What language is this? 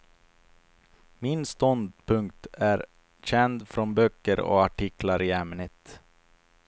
Swedish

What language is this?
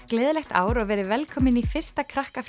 Icelandic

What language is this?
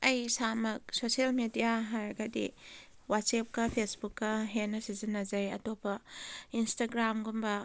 Manipuri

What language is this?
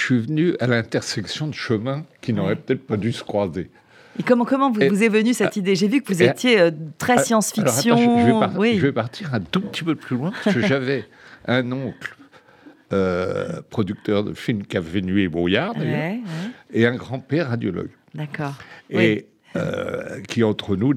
French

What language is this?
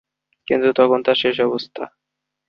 Bangla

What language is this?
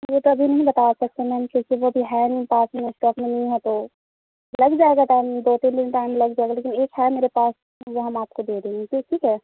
Urdu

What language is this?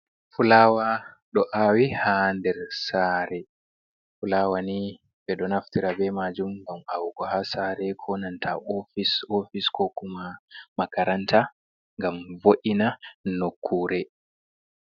Fula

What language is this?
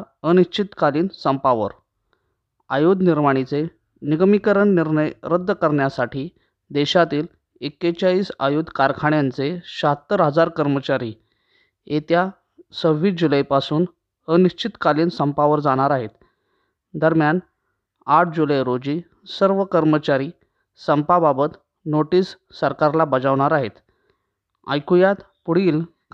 Marathi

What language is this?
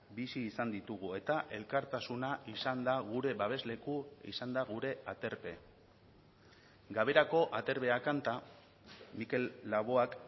Basque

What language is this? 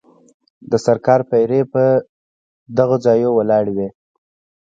Pashto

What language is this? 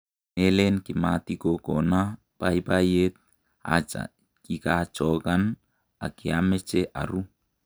Kalenjin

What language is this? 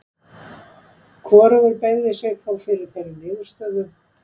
Icelandic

